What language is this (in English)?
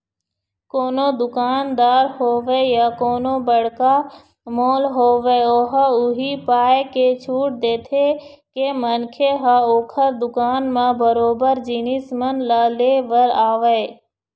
Chhattisgarhi